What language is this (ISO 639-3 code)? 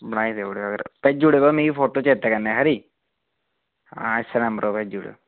doi